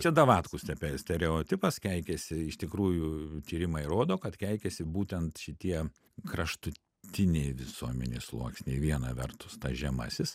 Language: Lithuanian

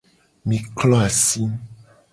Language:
Gen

